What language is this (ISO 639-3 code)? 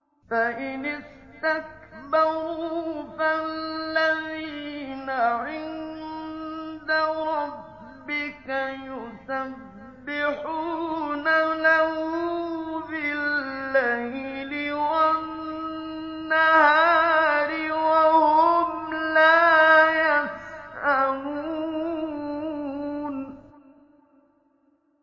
ara